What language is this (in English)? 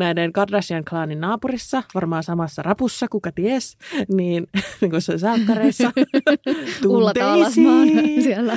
Finnish